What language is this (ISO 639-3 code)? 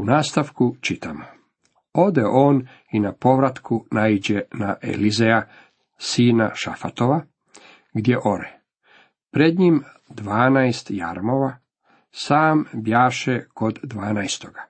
hrv